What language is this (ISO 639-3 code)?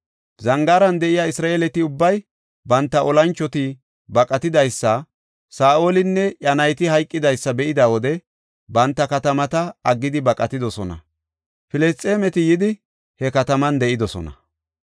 gof